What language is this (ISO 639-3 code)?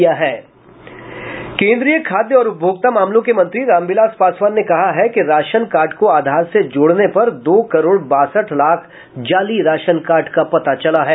hin